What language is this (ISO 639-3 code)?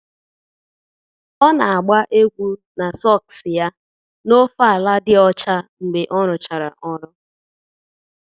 ibo